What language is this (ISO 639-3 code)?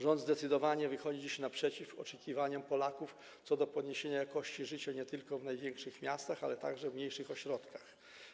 pol